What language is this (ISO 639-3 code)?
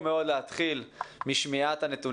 heb